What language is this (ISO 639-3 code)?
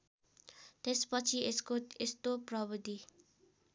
nep